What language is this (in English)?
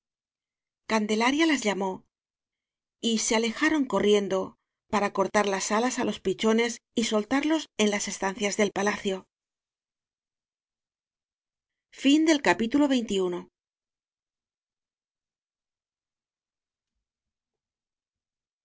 Spanish